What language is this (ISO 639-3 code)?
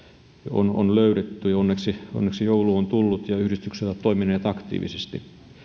fin